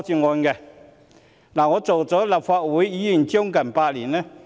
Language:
Cantonese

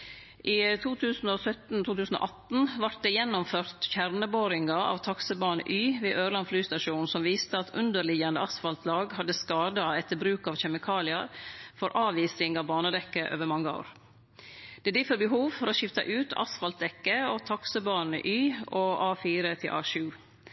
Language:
Norwegian Nynorsk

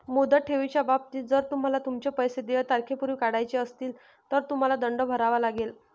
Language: Marathi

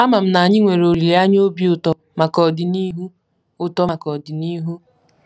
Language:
Igbo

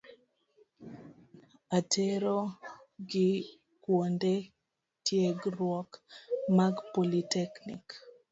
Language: Luo (Kenya and Tanzania)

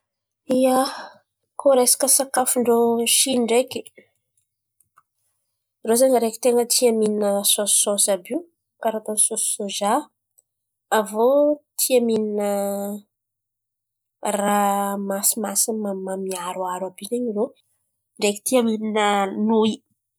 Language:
Antankarana Malagasy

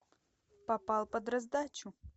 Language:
Russian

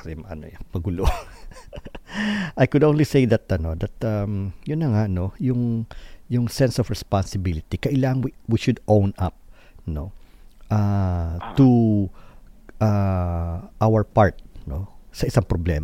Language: Filipino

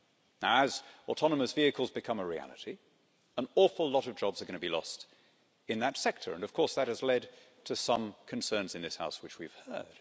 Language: English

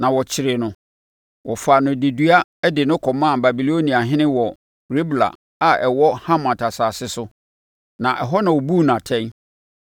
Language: Akan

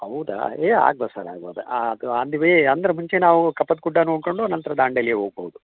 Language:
Kannada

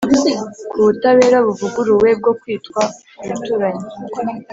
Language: Kinyarwanda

